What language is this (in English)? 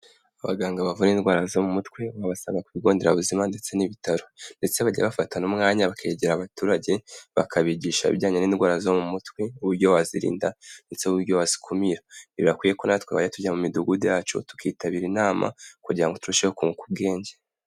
Kinyarwanda